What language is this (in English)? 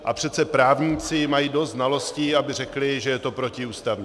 Czech